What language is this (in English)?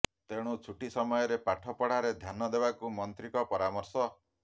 Odia